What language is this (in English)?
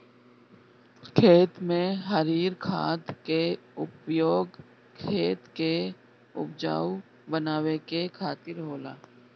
Bhojpuri